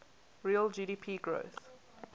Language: English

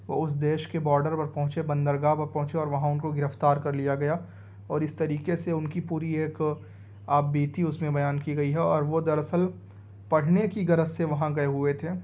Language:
Urdu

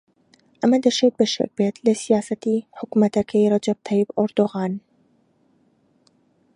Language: Central Kurdish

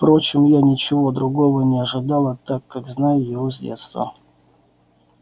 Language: Russian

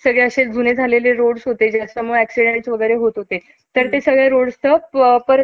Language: Marathi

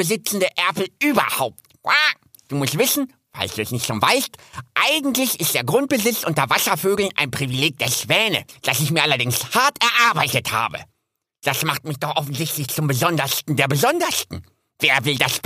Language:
German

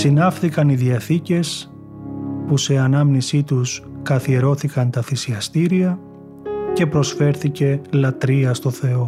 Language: Greek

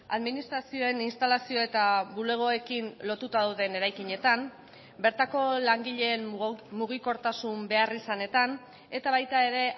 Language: Basque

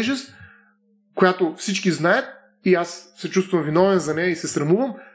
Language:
Bulgarian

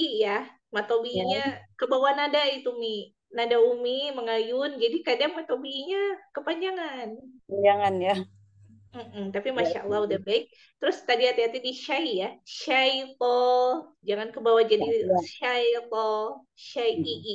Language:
Indonesian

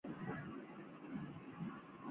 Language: Chinese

